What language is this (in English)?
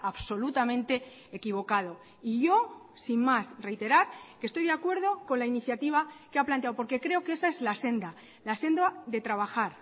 Spanish